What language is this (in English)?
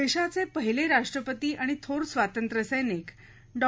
Marathi